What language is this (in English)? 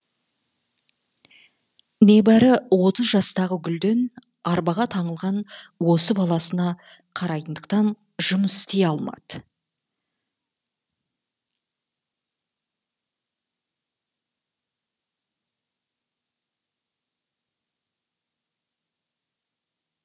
Kazakh